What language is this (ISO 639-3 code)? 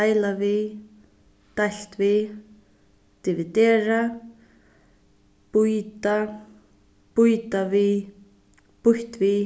fao